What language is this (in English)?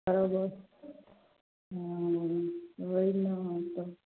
Maithili